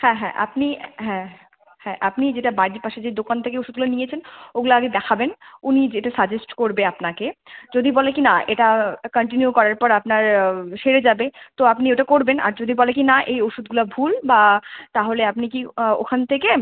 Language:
Bangla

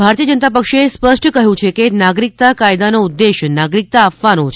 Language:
Gujarati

